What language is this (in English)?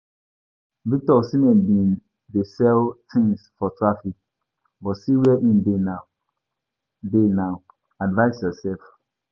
Nigerian Pidgin